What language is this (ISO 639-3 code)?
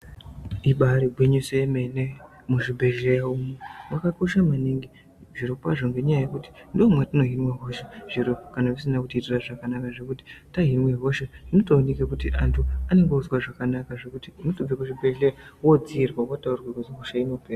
ndc